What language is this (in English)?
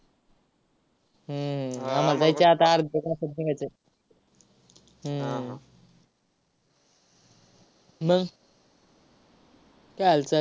Marathi